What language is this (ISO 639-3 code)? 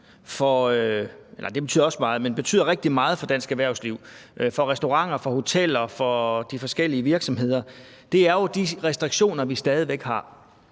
dan